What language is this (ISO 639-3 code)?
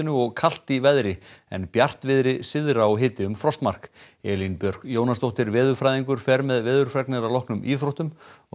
isl